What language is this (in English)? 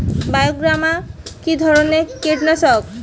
Bangla